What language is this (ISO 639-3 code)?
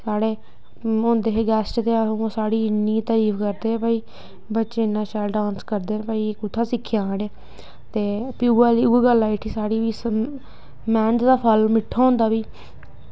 doi